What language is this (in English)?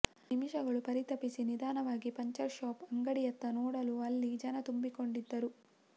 Kannada